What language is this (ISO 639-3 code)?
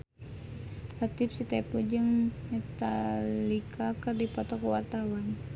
sun